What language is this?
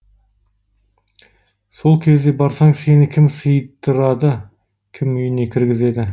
Kazakh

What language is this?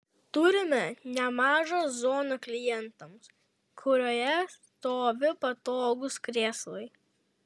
Lithuanian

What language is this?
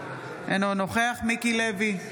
Hebrew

